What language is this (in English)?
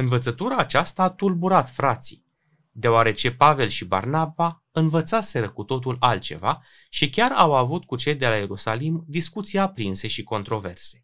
Romanian